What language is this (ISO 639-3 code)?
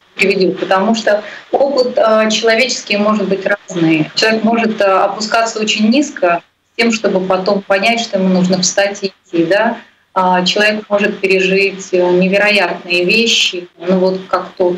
rus